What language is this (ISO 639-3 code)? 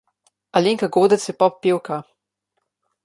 slv